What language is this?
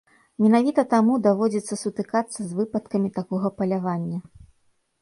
Belarusian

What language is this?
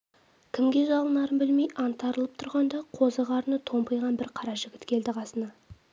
Kazakh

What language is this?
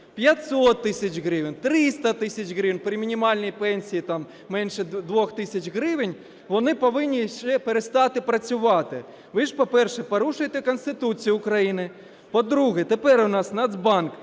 Ukrainian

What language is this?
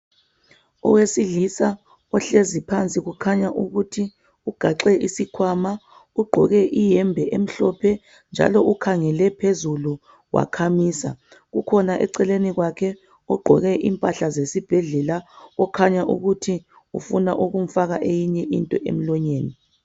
North Ndebele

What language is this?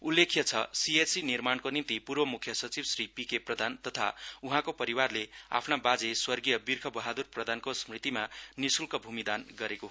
Nepali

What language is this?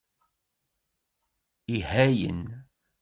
Kabyle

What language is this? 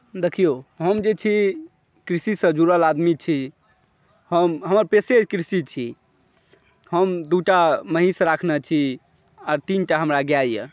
Maithili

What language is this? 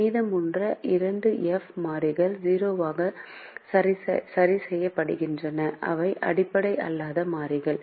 Tamil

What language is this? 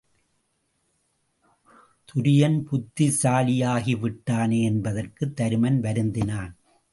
Tamil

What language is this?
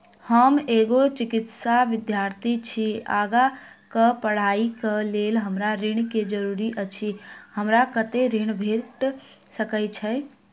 Maithili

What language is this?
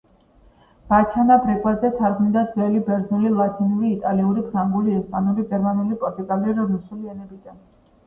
Georgian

